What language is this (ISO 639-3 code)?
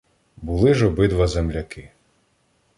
ukr